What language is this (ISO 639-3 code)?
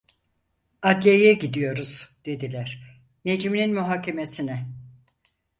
tur